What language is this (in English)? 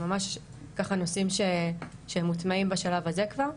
Hebrew